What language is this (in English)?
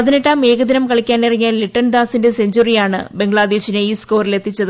Malayalam